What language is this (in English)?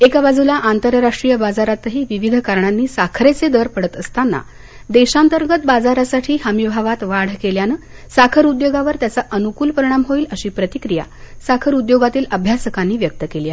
Marathi